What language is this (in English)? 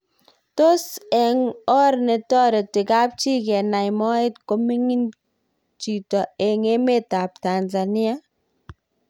Kalenjin